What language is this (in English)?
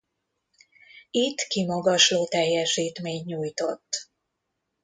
Hungarian